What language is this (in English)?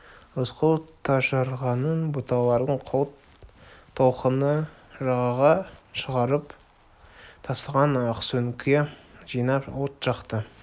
Kazakh